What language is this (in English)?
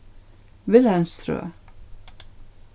Faroese